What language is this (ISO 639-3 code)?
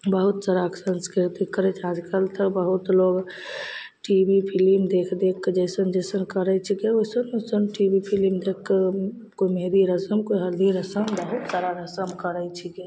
mai